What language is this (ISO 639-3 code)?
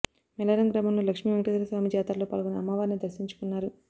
tel